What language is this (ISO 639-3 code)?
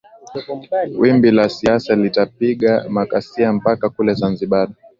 swa